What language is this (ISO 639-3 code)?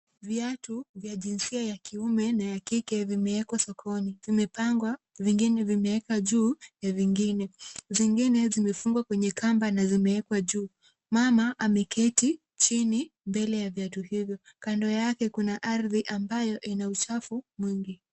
swa